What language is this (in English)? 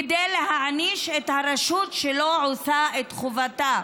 Hebrew